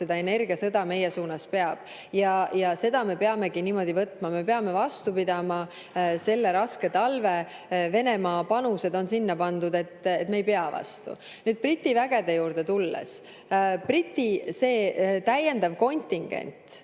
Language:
Estonian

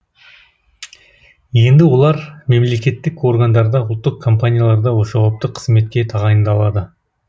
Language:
Kazakh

